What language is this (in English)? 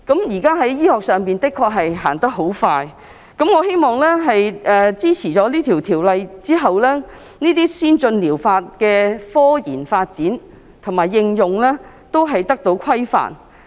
Cantonese